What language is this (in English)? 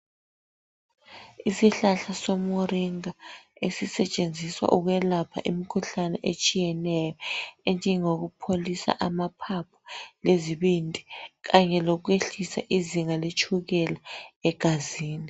North Ndebele